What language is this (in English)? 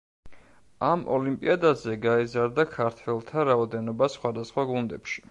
Georgian